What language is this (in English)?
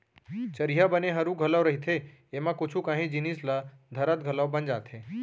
Chhattisgarhi